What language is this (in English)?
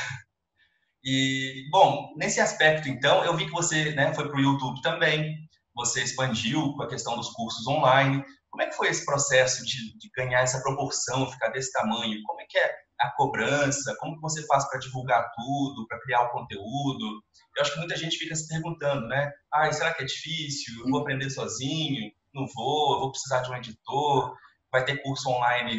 Portuguese